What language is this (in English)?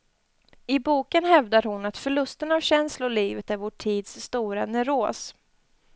Swedish